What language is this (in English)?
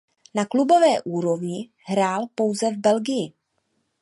Czech